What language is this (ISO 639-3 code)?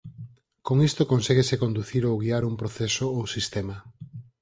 glg